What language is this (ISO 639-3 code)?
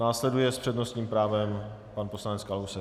ces